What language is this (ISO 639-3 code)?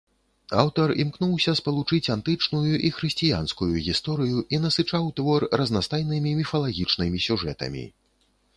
bel